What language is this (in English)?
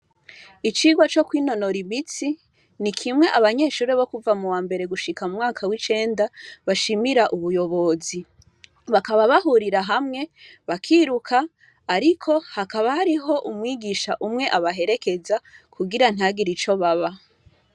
Rundi